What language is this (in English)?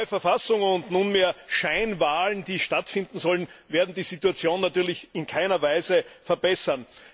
German